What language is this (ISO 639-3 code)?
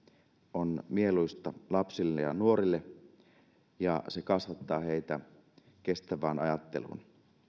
fin